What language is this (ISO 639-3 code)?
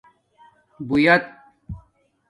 dmk